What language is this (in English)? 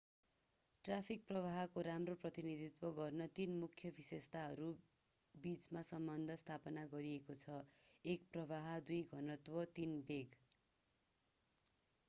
Nepali